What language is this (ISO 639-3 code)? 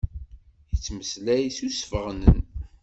kab